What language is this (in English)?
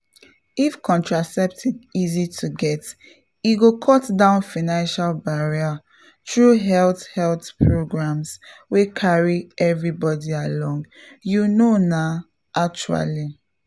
Nigerian Pidgin